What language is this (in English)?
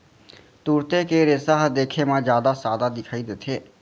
Chhattisgarhi